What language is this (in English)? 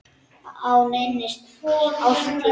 Icelandic